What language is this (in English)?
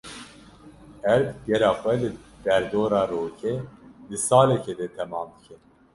Kurdish